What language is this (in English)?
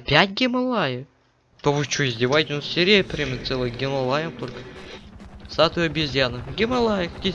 Russian